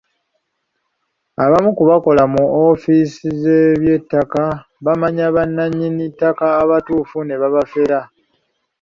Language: Ganda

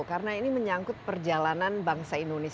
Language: Indonesian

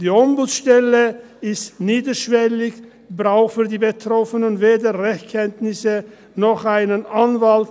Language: Swiss German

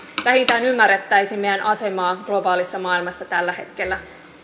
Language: Finnish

